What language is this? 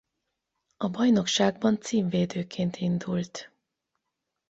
Hungarian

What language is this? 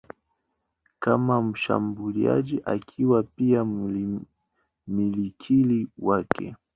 Swahili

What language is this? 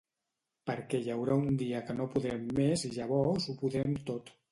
Catalan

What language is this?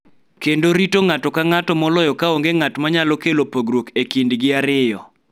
Luo (Kenya and Tanzania)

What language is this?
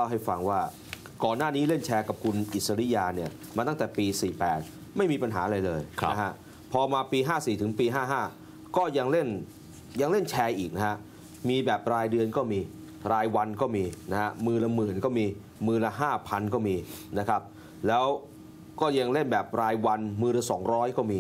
Thai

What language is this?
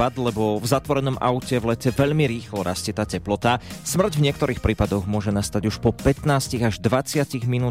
Slovak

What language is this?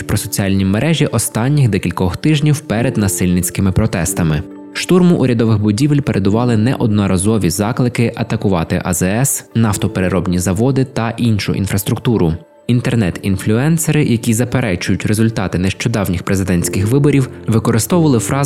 Ukrainian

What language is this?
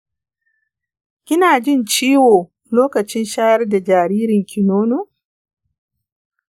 Hausa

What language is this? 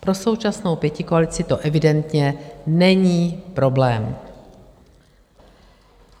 Czech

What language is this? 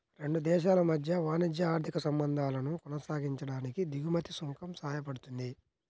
Telugu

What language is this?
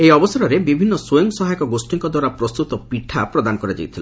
Odia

